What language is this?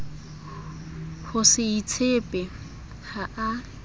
Southern Sotho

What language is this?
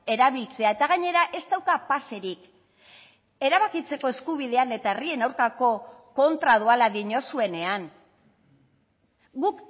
Basque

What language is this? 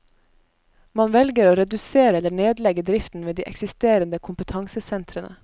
Norwegian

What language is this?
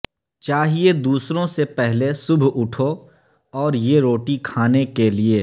Urdu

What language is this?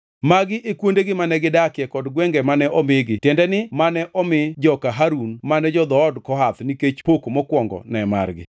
Luo (Kenya and Tanzania)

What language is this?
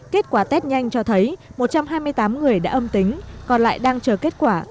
Vietnamese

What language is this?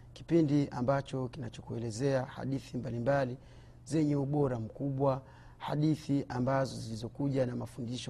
Swahili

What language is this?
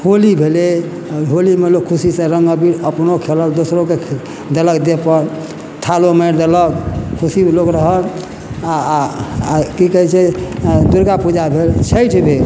Maithili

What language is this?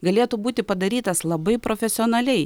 Lithuanian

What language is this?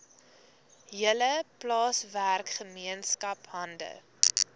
Afrikaans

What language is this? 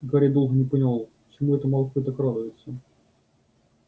Russian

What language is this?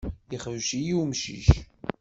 Kabyle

